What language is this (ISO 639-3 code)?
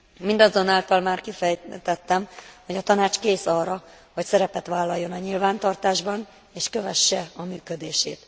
hun